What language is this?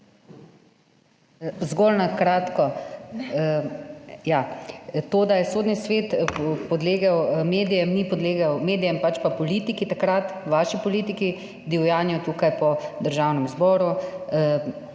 Slovenian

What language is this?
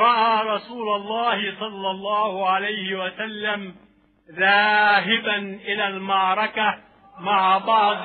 Arabic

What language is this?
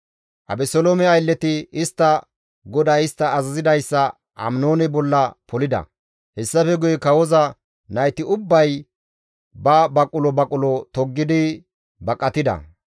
Gamo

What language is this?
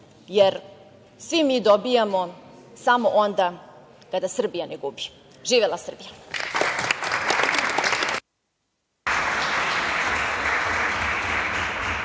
Serbian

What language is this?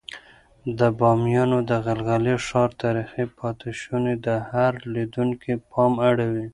Pashto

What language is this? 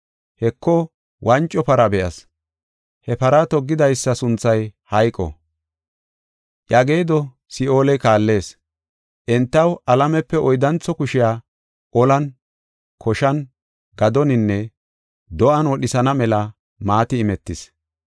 Gofa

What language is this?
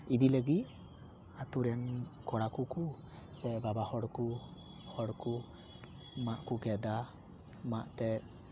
Santali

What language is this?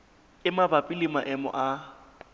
Southern Sotho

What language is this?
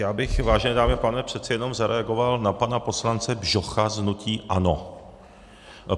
Czech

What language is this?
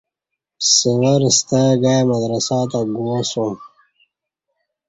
Kati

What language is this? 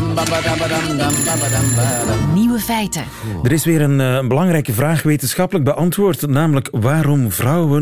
Dutch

